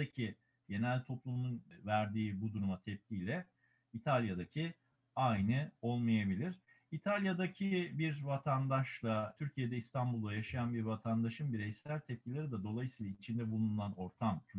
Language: Turkish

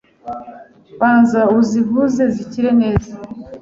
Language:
Kinyarwanda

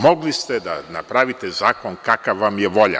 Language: Serbian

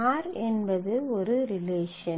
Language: Tamil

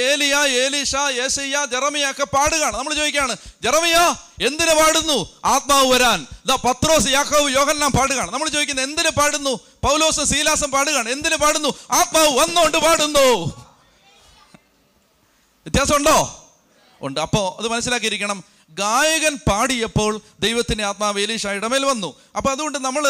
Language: Malayalam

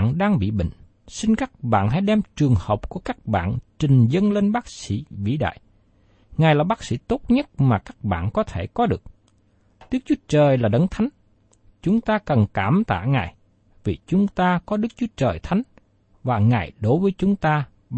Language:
Vietnamese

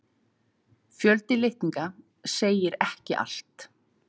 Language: Icelandic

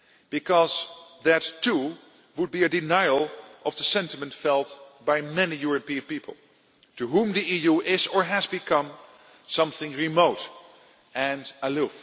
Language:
English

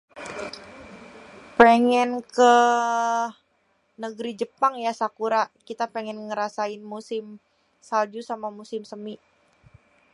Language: Betawi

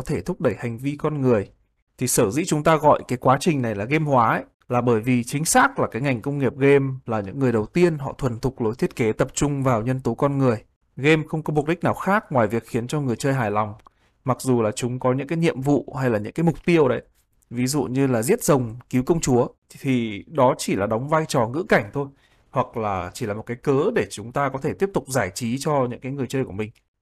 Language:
Vietnamese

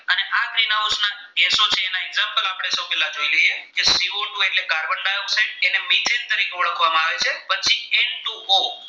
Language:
Gujarati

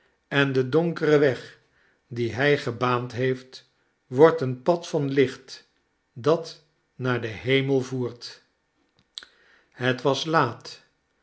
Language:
Dutch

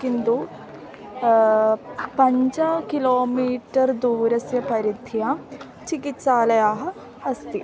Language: Sanskrit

